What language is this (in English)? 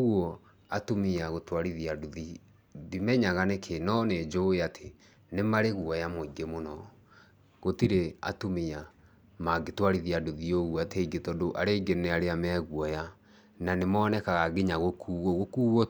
Kikuyu